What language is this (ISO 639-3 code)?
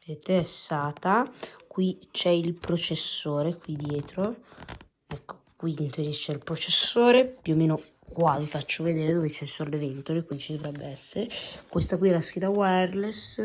ita